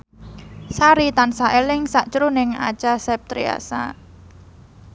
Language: Javanese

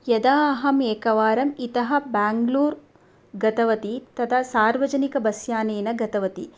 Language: Sanskrit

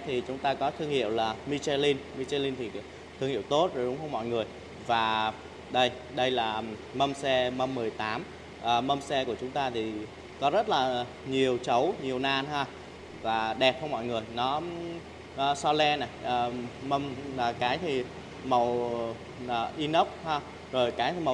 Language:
Vietnamese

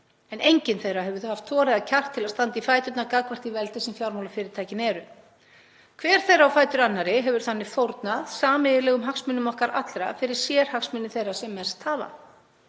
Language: Icelandic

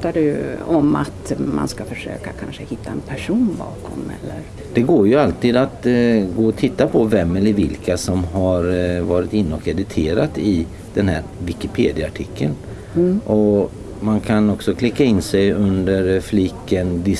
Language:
Swedish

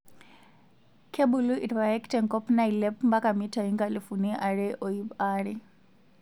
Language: Masai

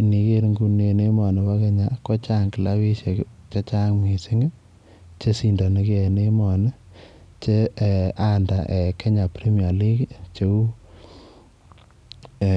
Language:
Kalenjin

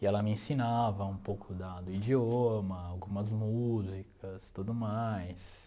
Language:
Portuguese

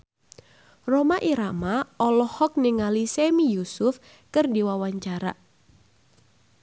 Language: Sundanese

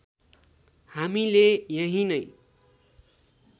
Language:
Nepali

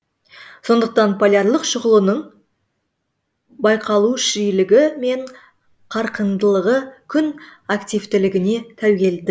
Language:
Kazakh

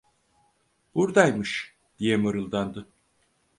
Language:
Turkish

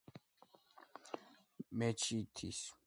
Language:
Georgian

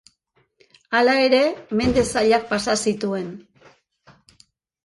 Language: Basque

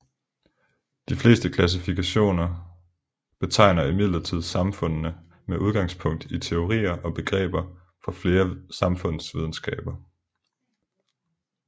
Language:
Danish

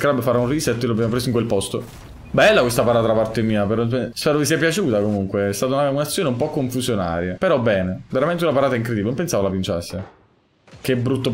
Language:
Italian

